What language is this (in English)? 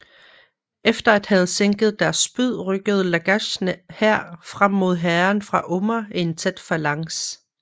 Danish